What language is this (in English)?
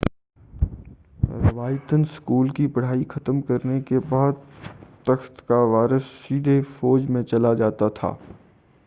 Urdu